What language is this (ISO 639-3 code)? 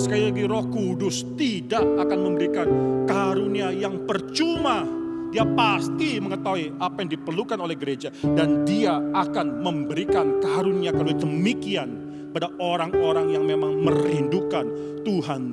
ind